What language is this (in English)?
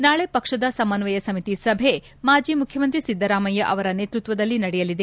Kannada